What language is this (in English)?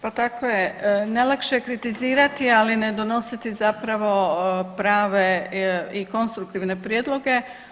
Croatian